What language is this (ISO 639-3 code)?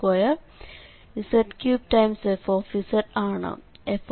mal